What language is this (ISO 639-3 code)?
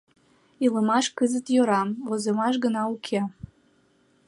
chm